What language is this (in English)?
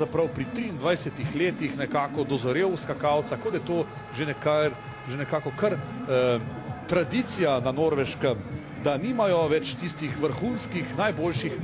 Latvian